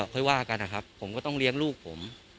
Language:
Thai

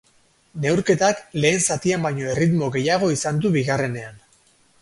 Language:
Basque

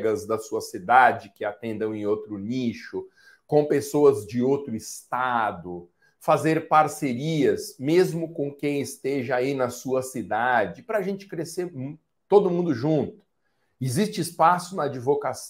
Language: Portuguese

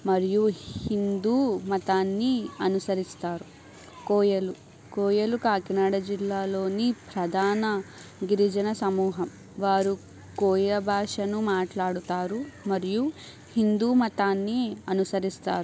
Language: Telugu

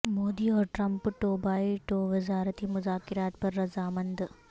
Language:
Urdu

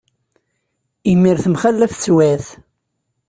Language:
Kabyle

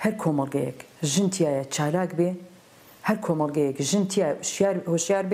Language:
Arabic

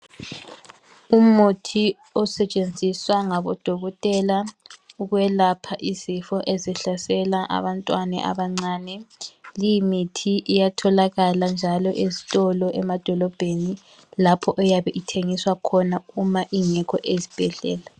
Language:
North Ndebele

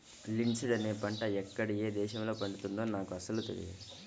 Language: Telugu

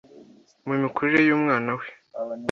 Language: Kinyarwanda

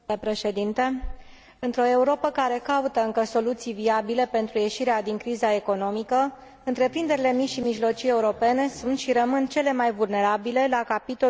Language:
Romanian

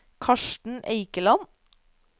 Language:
Norwegian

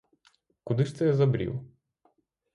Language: Ukrainian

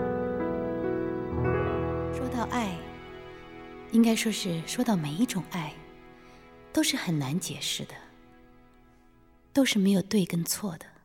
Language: Chinese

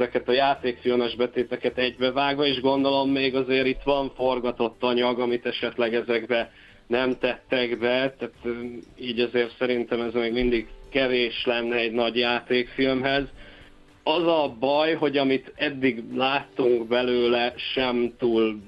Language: Hungarian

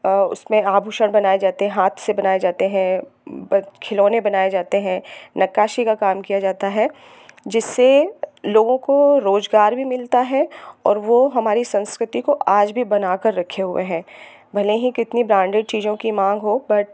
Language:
Hindi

